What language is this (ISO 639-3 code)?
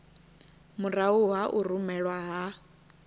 ven